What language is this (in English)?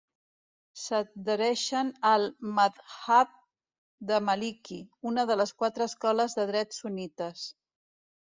Catalan